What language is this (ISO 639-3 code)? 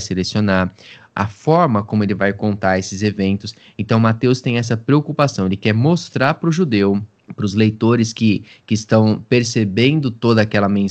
por